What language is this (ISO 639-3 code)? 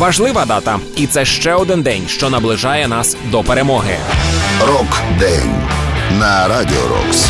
ukr